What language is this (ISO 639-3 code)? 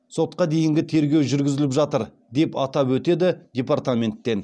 kaz